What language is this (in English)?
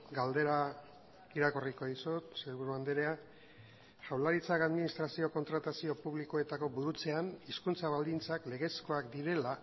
Basque